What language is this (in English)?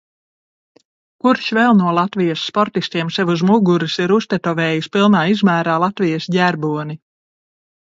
Latvian